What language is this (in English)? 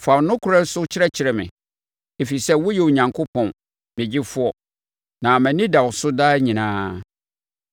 Akan